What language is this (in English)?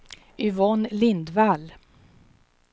Swedish